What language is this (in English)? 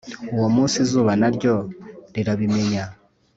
Kinyarwanda